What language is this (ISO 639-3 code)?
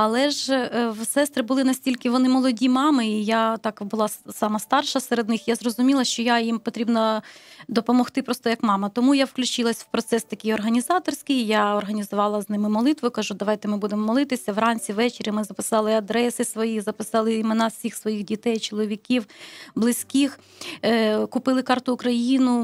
ukr